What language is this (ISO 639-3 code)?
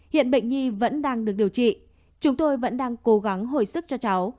vie